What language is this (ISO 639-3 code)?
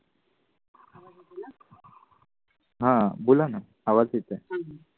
mar